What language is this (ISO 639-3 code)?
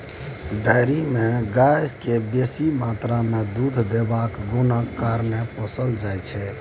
mai